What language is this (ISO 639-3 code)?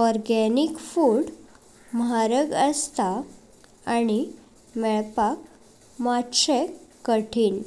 kok